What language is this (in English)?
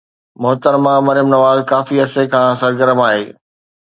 Sindhi